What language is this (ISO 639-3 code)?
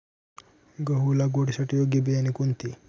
mar